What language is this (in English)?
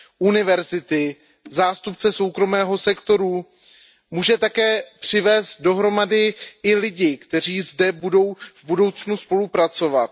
Czech